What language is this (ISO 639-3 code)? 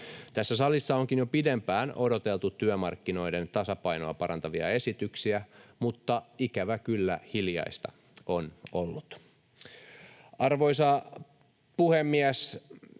fin